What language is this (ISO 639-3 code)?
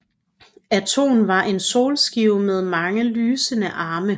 dan